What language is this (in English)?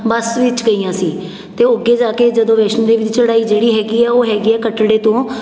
Punjabi